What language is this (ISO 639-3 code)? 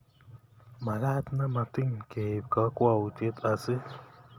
kln